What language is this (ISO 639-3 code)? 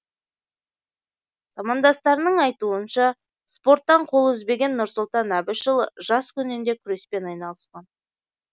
kaz